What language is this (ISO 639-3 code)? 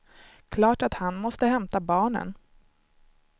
swe